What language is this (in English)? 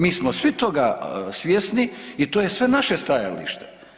Croatian